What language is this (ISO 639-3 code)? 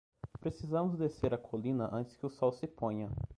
por